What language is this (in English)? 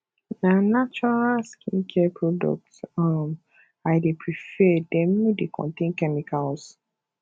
Nigerian Pidgin